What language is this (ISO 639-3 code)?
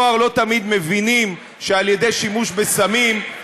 heb